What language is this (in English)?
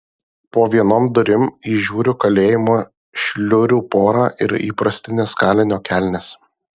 Lithuanian